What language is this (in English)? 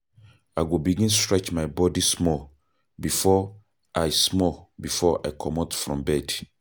Nigerian Pidgin